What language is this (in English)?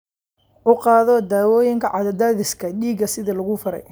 Somali